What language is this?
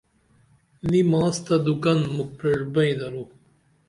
Dameli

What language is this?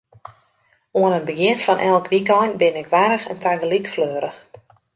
Western Frisian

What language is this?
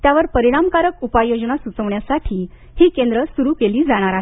Marathi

